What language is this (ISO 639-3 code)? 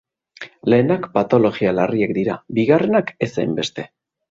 eus